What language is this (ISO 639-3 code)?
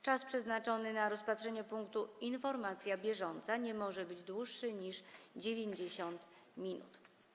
pol